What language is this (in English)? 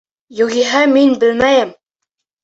Bashkir